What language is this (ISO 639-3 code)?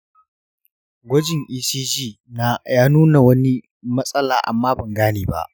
hau